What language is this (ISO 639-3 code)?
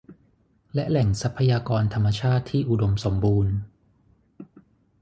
tha